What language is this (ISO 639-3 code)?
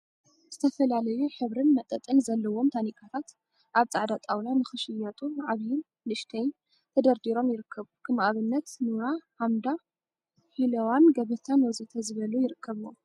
tir